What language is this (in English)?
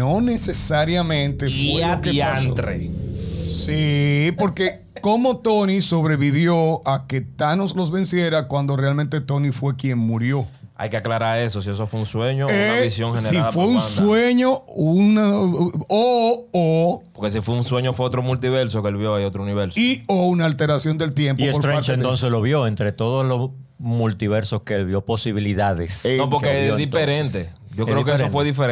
Spanish